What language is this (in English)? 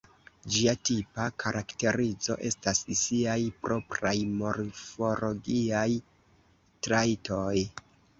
Esperanto